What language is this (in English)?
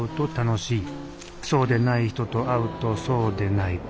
Japanese